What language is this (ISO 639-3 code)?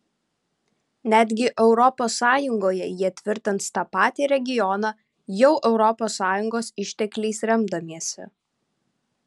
lit